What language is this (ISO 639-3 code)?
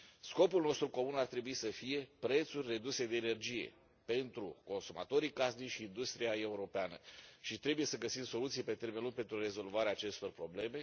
ron